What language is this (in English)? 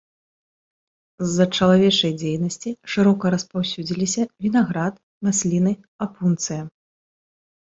Belarusian